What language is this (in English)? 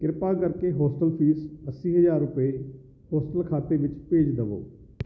Punjabi